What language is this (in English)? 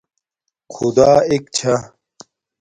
Domaaki